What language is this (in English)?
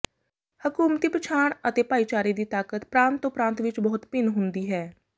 Punjabi